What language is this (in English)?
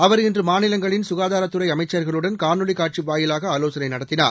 Tamil